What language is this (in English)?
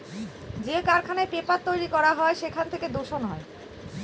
Bangla